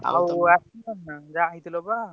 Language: Odia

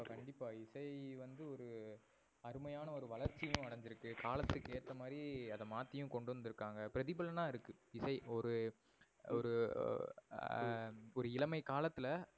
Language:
Tamil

